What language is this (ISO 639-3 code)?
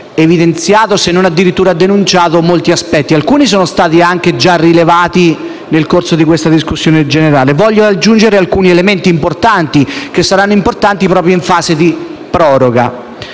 ita